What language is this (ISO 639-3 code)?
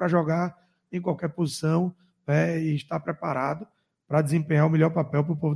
por